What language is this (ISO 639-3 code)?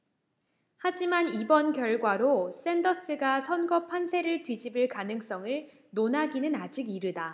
kor